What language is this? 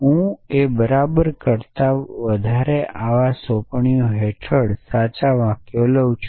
Gujarati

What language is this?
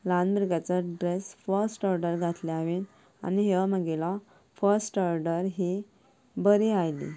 Konkani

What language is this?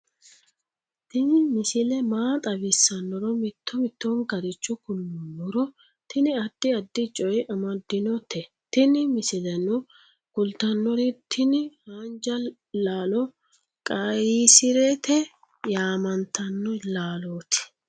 Sidamo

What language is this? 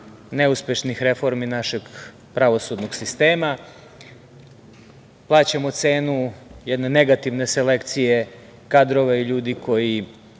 Serbian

